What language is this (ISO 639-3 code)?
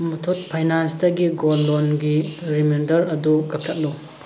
mni